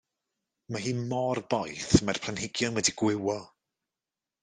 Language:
Welsh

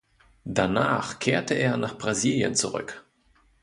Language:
German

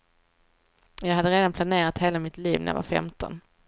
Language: Swedish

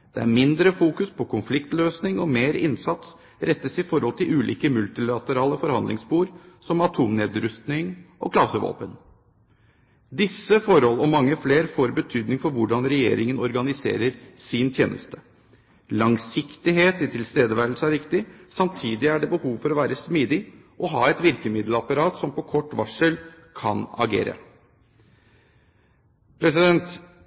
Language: Norwegian Bokmål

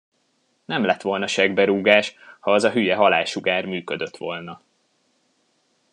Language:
Hungarian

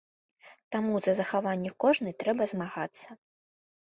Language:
Belarusian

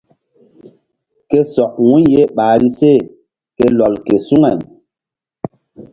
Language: Mbum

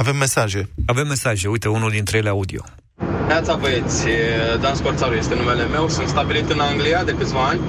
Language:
Romanian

